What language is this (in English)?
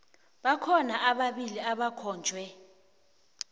South Ndebele